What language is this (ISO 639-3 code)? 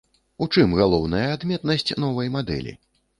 bel